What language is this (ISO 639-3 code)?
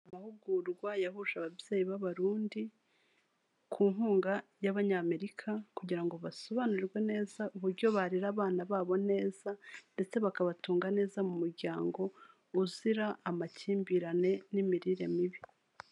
kin